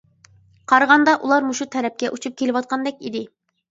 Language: Uyghur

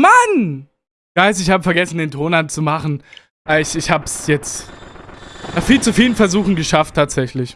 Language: German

